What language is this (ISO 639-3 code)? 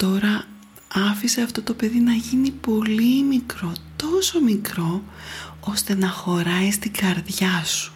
ell